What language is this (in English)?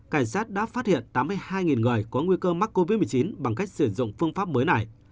Vietnamese